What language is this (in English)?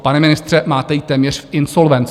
Czech